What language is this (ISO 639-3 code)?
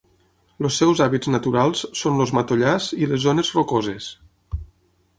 cat